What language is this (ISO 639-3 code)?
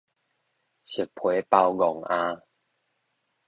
nan